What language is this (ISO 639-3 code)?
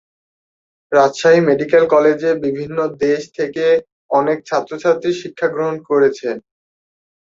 ben